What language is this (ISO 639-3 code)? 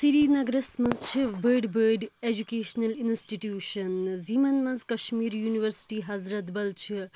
kas